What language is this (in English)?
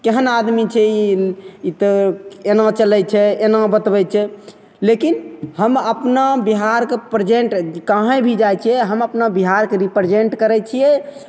Maithili